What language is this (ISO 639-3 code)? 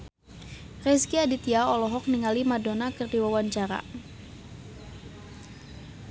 sun